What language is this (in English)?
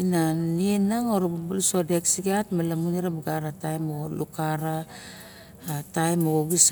Barok